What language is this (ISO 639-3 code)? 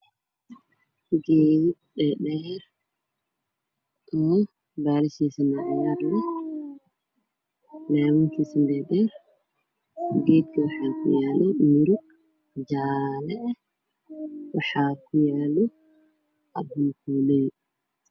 som